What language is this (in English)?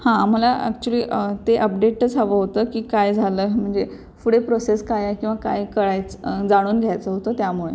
Marathi